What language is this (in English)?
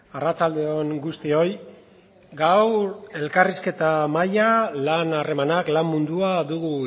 Basque